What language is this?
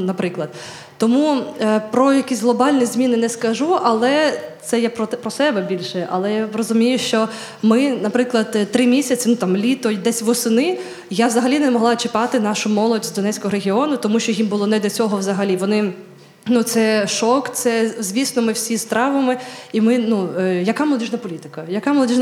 Ukrainian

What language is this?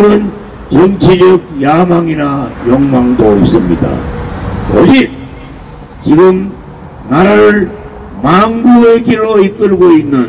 Korean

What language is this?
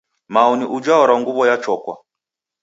Taita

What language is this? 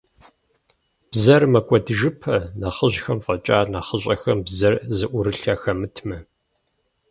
Kabardian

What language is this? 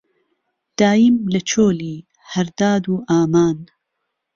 Central Kurdish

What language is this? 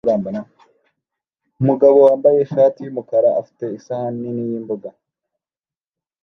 Kinyarwanda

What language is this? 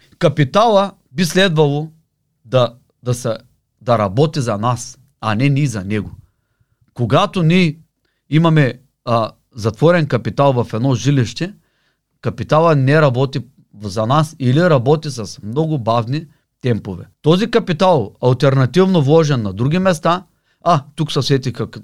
Bulgarian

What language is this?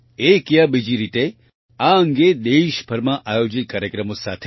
Gujarati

